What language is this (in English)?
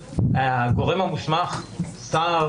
Hebrew